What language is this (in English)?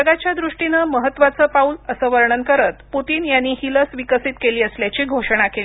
Marathi